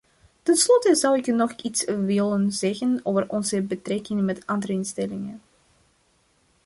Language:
Dutch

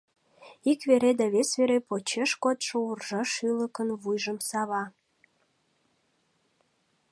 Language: Mari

